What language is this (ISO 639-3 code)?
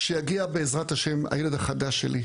heb